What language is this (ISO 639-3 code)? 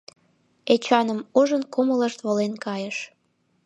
chm